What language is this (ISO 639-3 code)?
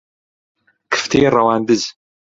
ckb